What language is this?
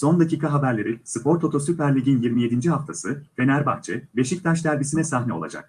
Turkish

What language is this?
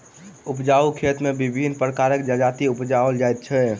Maithili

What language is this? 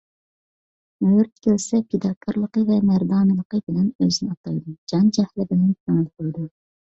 Uyghur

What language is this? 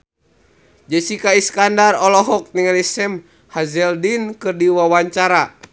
Sundanese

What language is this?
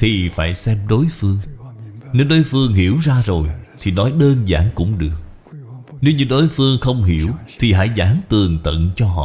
Vietnamese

